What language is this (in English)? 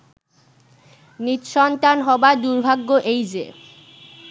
Bangla